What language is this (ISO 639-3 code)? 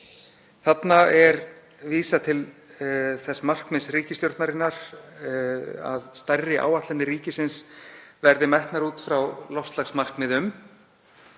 isl